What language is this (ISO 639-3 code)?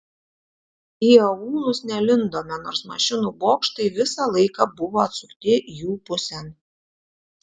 lit